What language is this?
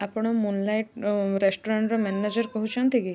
Odia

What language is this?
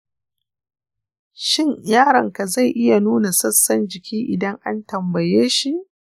Hausa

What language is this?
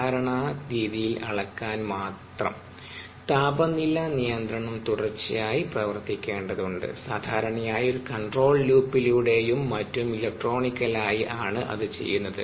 Malayalam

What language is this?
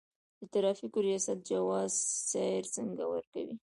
Pashto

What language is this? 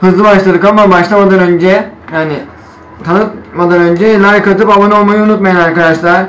Turkish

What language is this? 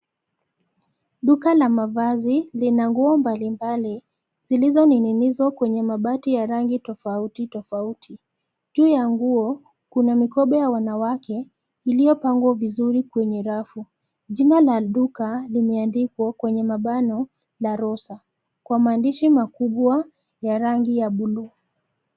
Swahili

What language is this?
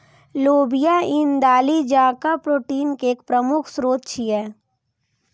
Maithili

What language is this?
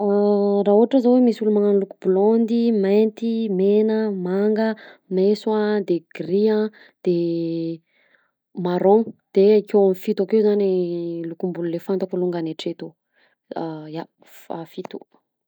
Southern Betsimisaraka Malagasy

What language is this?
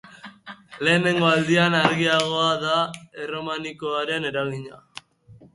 Basque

